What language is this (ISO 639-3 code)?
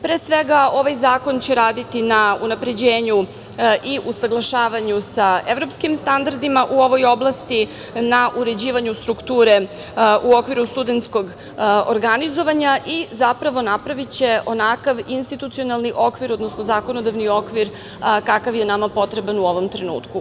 srp